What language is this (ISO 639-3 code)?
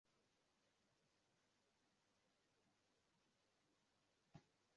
swa